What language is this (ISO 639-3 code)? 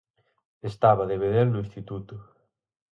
glg